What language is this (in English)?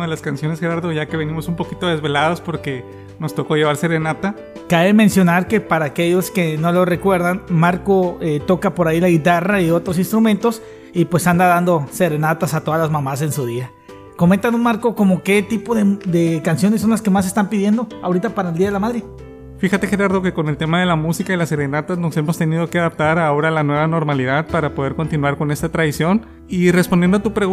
Spanish